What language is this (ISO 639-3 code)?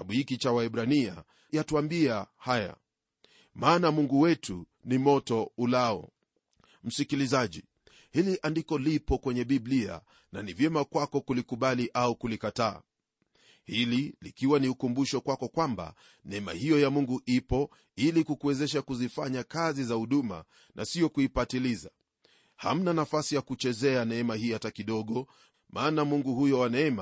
swa